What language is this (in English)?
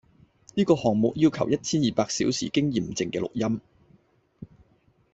Cantonese